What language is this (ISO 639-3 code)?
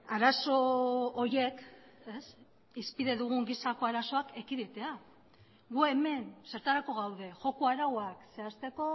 eus